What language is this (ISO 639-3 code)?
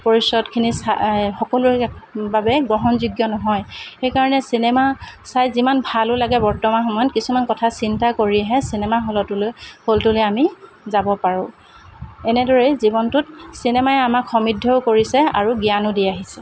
asm